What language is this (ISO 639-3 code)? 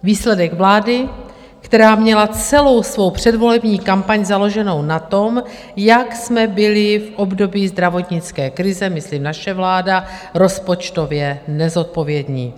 ces